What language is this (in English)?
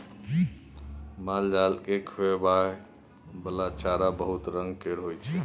Maithili